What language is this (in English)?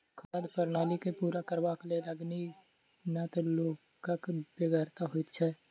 Maithili